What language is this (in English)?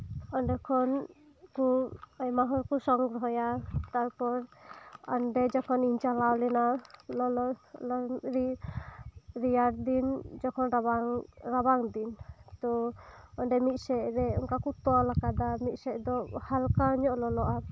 Santali